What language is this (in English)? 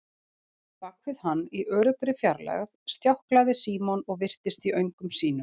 Icelandic